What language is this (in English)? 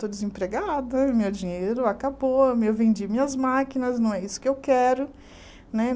Portuguese